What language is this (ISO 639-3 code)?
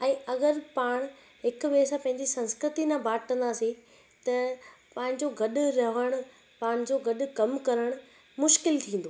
snd